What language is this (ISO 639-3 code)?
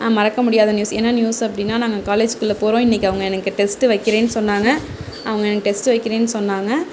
tam